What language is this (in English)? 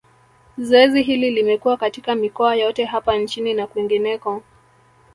Swahili